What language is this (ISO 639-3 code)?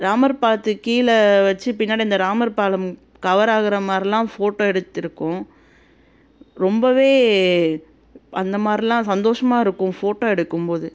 tam